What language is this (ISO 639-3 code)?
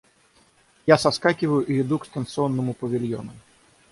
rus